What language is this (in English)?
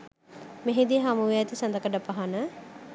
Sinhala